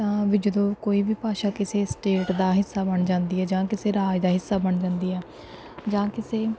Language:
Punjabi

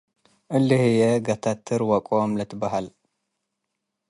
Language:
Tigre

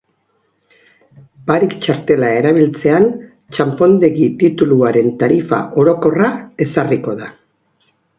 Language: Basque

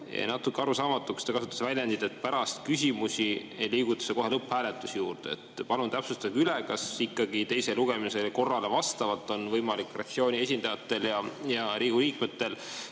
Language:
Estonian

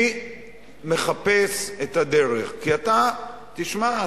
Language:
Hebrew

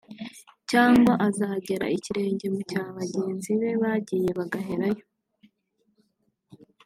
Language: Kinyarwanda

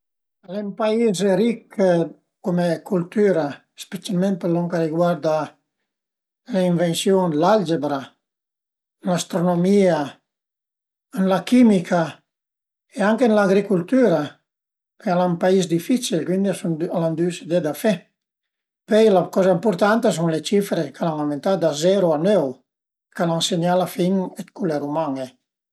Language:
Piedmontese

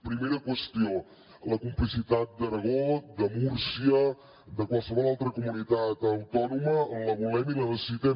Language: Catalan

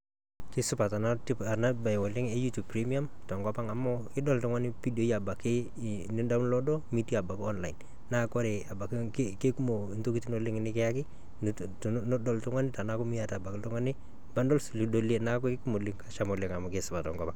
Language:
Masai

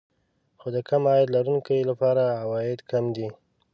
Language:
Pashto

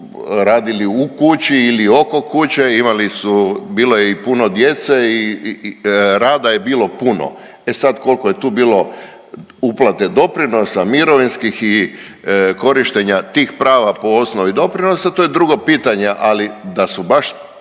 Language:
Croatian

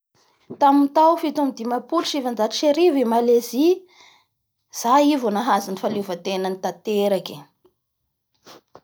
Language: Bara Malagasy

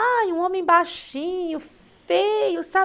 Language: Portuguese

